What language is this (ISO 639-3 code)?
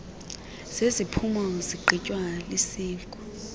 xho